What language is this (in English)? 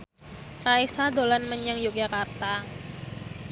Javanese